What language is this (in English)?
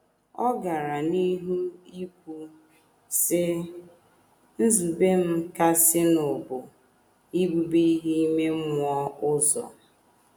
Igbo